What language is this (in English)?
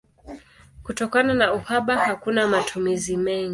Swahili